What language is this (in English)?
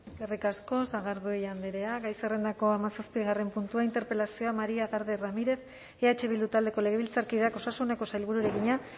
Basque